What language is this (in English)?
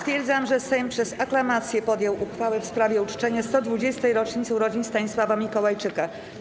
Polish